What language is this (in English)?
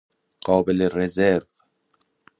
Persian